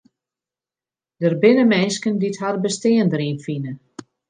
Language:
Western Frisian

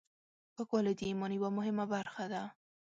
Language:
Pashto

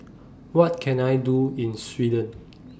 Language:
English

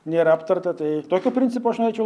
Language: Lithuanian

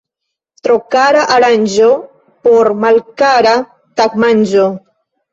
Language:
Esperanto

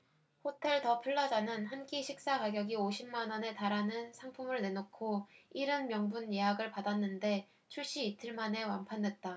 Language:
Korean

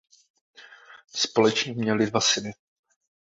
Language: Czech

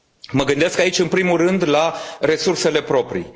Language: Romanian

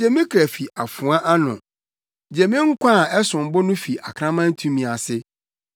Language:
Akan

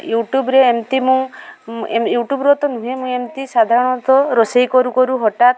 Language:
Odia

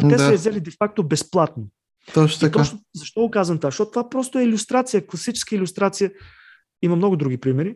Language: Bulgarian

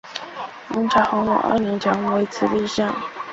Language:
Chinese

